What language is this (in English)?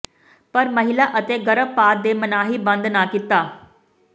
Punjabi